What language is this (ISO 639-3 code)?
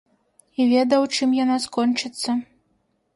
bel